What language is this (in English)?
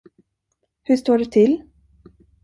Swedish